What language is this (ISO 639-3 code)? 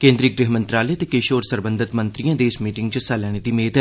doi